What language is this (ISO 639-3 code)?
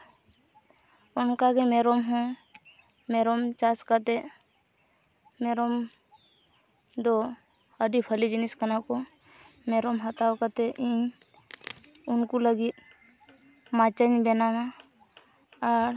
sat